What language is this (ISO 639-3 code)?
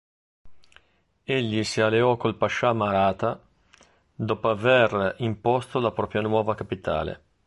ita